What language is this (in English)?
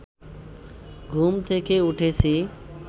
Bangla